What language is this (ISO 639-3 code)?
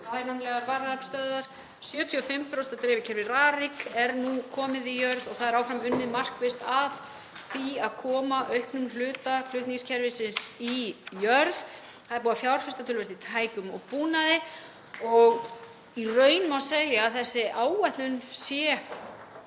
isl